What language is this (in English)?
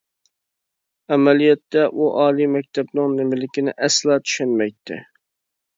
Uyghur